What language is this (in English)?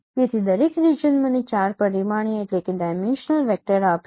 Gujarati